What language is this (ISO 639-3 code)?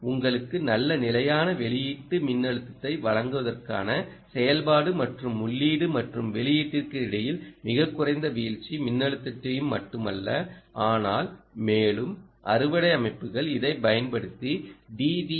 tam